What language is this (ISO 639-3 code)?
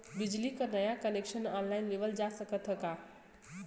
bho